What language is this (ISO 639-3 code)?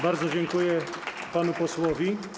pol